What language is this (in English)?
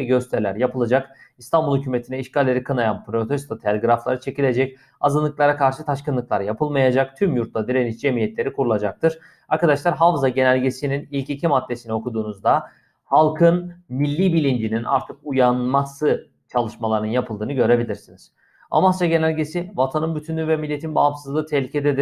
Turkish